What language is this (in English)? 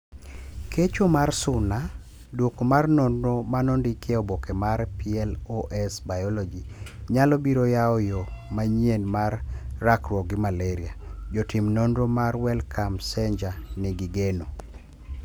Luo (Kenya and Tanzania)